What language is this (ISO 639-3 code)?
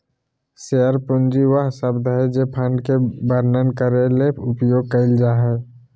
mag